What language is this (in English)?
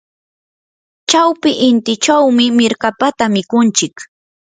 Yanahuanca Pasco Quechua